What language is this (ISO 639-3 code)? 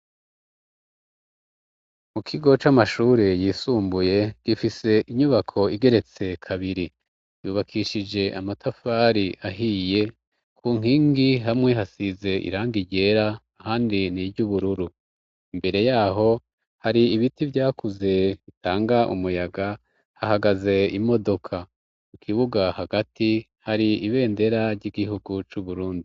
run